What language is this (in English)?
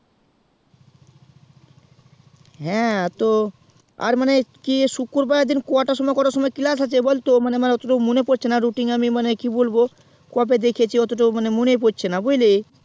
Bangla